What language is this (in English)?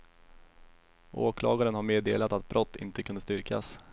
Swedish